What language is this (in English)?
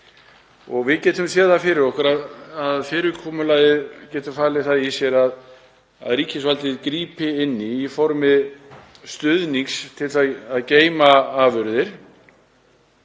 Icelandic